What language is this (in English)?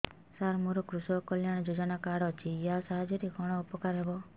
Odia